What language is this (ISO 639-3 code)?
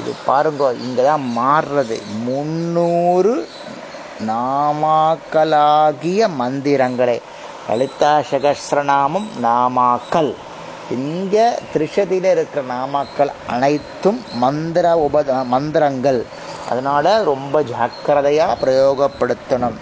tam